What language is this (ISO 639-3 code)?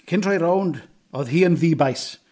cym